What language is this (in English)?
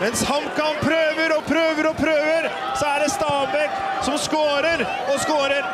Norwegian